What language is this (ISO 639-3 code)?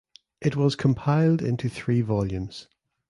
eng